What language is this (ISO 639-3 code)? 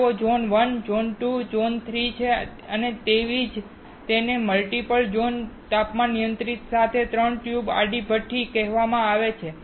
guj